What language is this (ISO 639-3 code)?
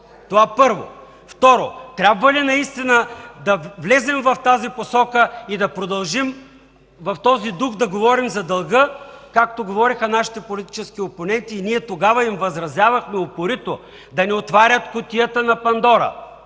bul